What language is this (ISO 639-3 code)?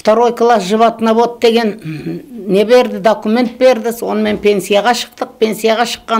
rus